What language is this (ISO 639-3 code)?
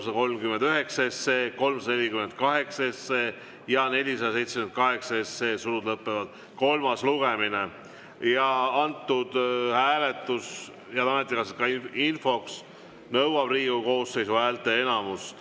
est